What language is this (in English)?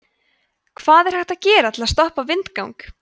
Icelandic